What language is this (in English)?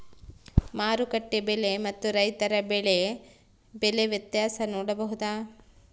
Kannada